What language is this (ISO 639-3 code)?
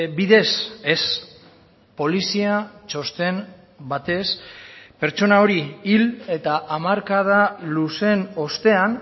eus